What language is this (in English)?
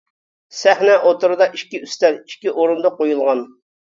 Uyghur